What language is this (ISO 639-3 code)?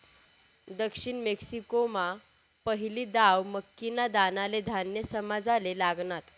mar